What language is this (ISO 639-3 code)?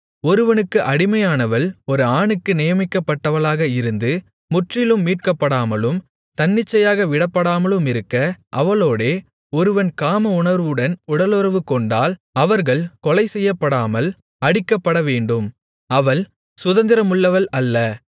tam